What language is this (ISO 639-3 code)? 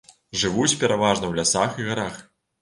bel